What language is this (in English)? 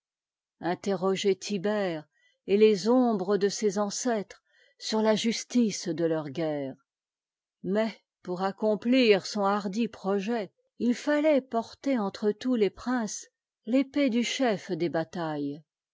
French